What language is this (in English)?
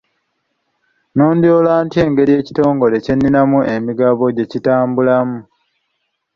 Ganda